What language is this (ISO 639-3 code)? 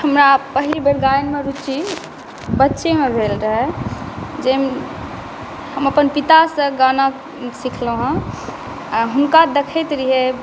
mai